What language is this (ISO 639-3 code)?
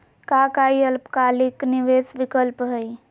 mag